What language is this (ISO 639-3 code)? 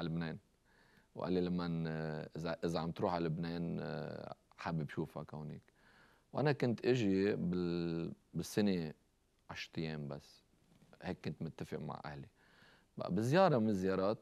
ara